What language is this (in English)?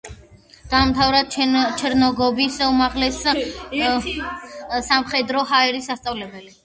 Georgian